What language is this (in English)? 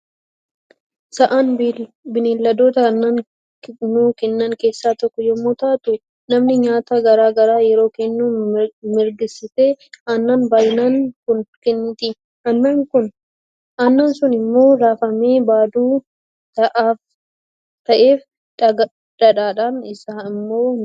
Oromo